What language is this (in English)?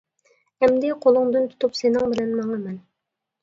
Uyghur